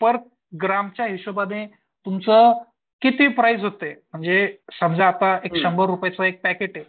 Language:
Marathi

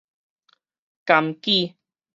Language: Min Nan Chinese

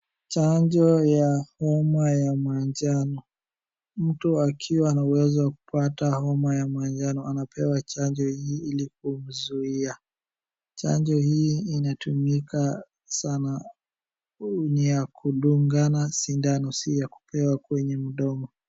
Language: Swahili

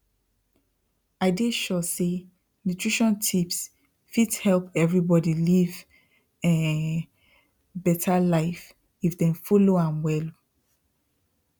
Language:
Nigerian Pidgin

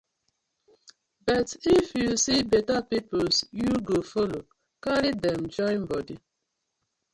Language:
Nigerian Pidgin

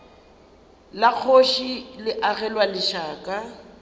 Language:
Northern Sotho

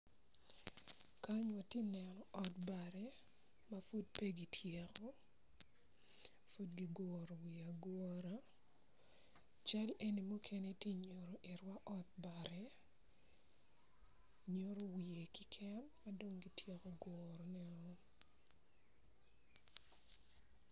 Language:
Acoli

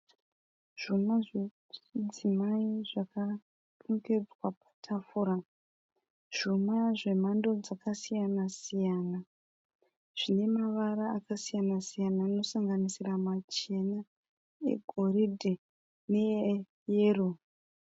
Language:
Shona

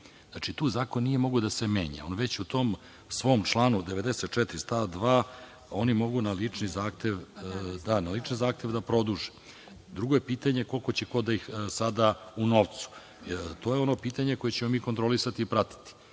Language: Serbian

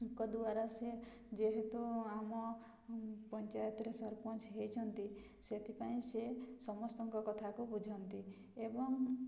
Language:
Odia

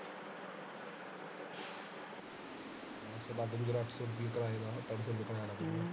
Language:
Punjabi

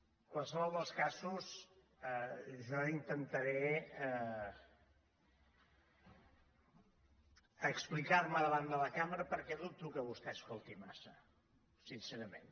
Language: Catalan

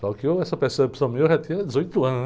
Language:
Portuguese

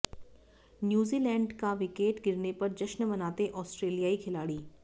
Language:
Hindi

